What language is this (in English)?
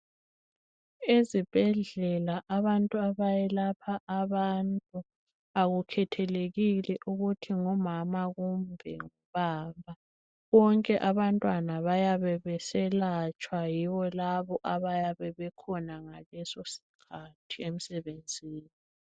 North Ndebele